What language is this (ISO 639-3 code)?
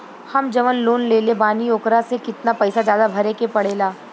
bho